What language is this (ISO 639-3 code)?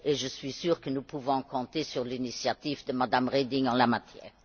fra